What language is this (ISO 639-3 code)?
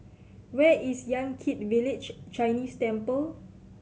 eng